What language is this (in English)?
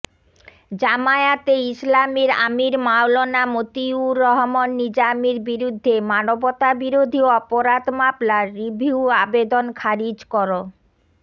Bangla